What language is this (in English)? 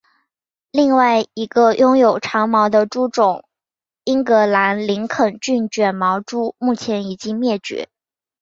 Chinese